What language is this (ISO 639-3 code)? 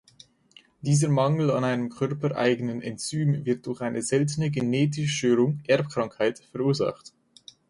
deu